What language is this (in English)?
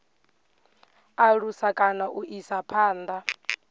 Venda